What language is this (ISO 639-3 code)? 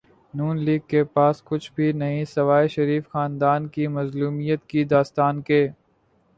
urd